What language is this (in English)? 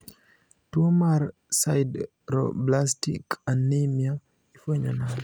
Luo (Kenya and Tanzania)